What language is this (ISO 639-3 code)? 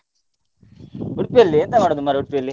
kan